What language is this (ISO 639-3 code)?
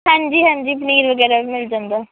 pan